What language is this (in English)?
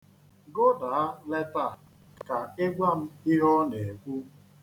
Igbo